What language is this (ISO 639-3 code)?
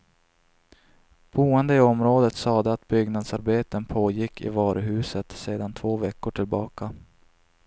swe